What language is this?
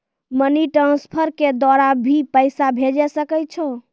Maithili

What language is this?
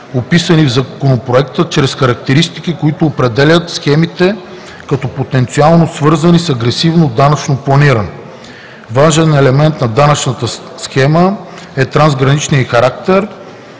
Bulgarian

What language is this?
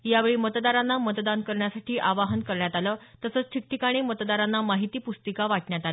Marathi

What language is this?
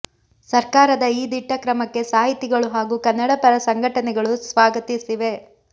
Kannada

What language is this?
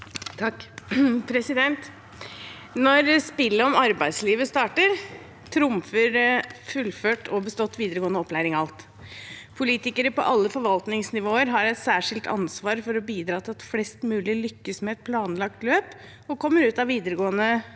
Norwegian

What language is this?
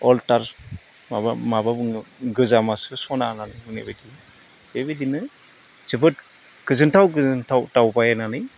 Bodo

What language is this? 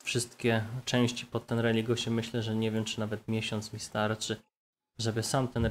Polish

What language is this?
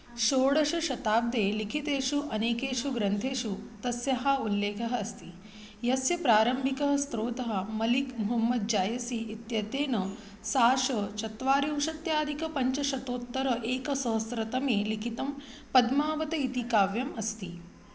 Sanskrit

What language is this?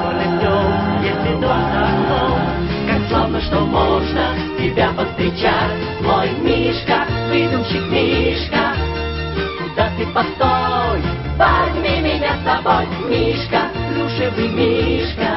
Russian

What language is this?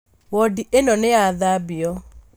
Kikuyu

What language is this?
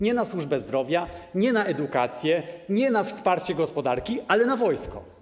Polish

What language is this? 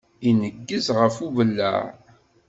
Kabyle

